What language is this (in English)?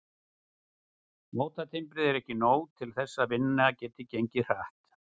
Icelandic